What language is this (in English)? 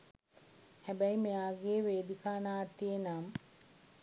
Sinhala